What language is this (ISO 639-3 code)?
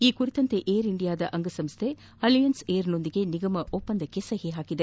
kan